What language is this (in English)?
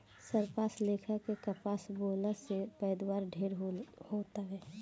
Bhojpuri